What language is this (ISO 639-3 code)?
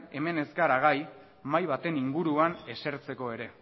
eus